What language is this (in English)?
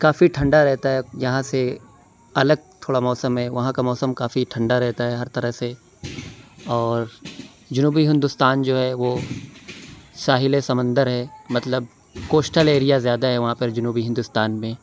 Urdu